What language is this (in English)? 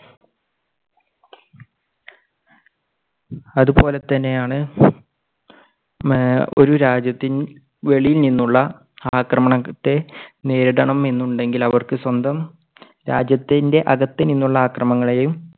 Malayalam